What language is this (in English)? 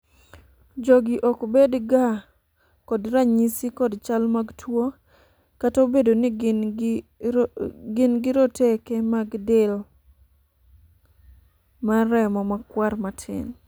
Luo (Kenya and Tanzania)